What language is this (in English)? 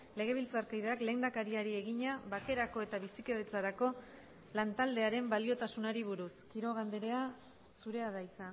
Basque